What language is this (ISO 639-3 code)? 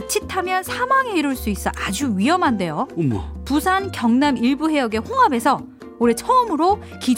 kor